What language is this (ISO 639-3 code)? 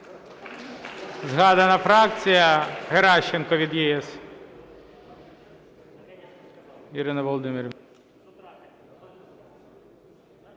ukr